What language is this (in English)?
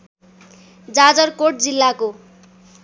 Nepali